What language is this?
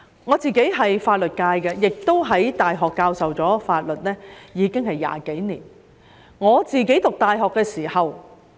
Cantonese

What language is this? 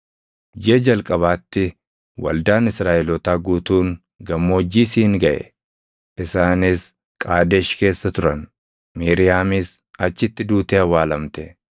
Oromo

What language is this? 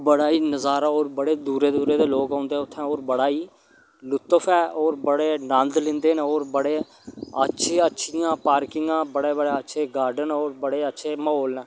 Dogri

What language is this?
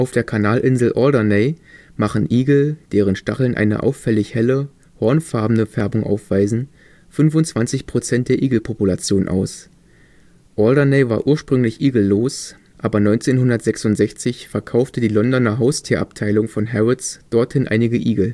German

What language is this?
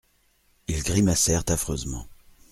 French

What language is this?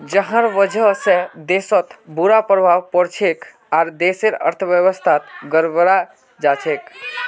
Magahi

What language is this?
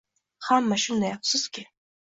Uzbek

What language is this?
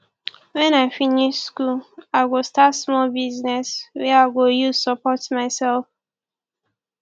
Nigerian Pidgin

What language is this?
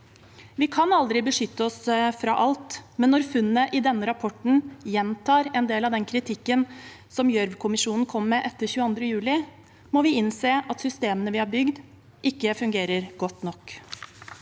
Norwegian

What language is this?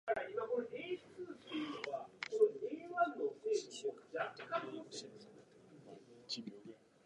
Japanese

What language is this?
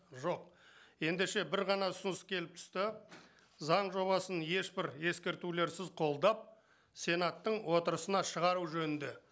Kazakh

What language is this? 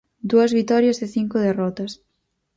Galician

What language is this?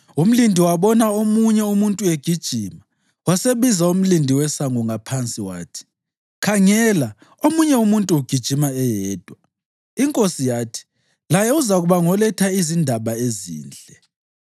North Ndebele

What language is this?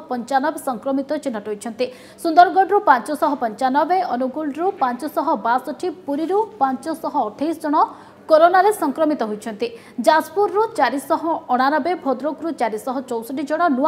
Hindi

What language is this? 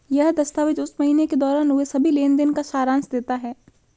Hindi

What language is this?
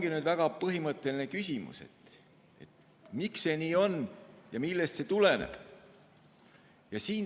Estonian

